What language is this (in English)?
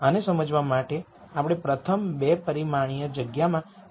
Gujarati